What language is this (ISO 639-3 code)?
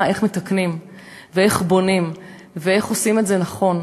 heb